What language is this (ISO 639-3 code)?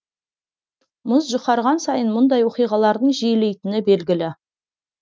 kaz